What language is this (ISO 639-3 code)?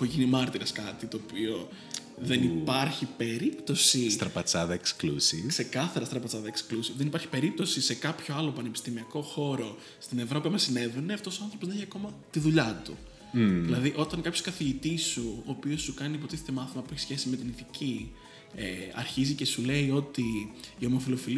ell